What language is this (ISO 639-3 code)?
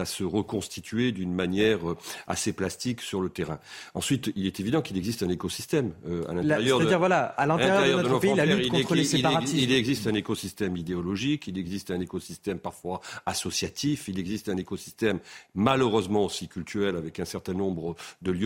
fra